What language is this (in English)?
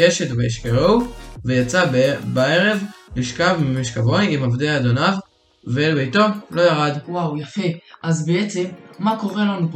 Hebrew